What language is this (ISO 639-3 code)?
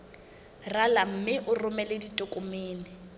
sot